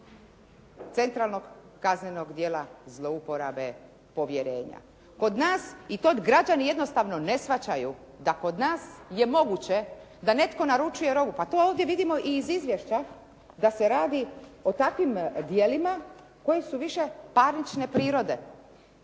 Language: Croatian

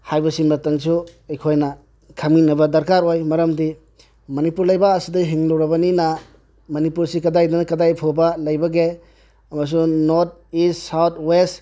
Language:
Manipuri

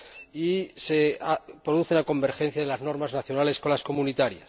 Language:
Spanish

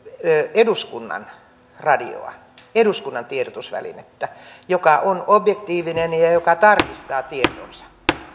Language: Finnish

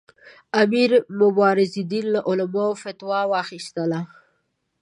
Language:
Pashto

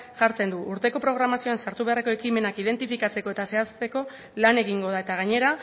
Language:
Basque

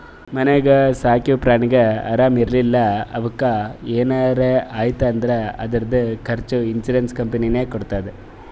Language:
Kannada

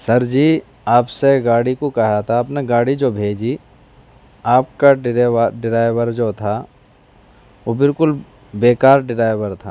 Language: Urdu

